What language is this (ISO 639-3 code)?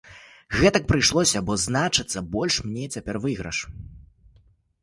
bel